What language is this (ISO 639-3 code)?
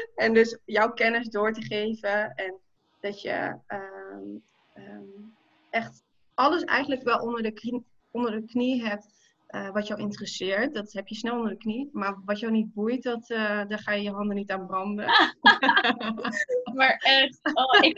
nld